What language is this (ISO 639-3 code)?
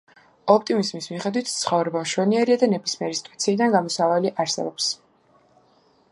kat